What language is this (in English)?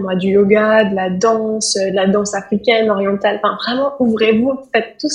French